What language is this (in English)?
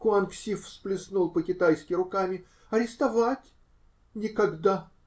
Russian